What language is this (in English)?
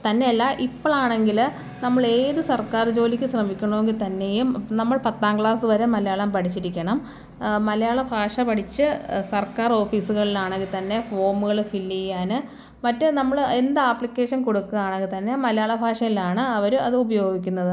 Malayalam